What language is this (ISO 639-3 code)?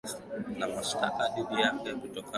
swa